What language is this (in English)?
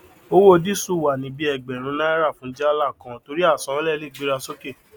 Yoruba